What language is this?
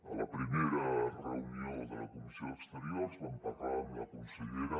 Catalan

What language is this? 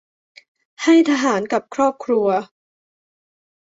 Thai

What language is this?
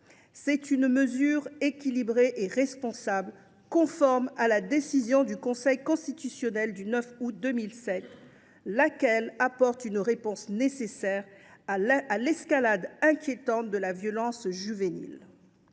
French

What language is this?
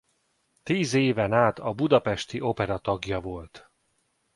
Hungarian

